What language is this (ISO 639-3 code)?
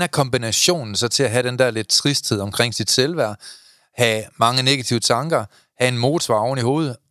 dan